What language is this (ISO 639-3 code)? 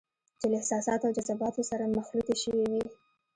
pus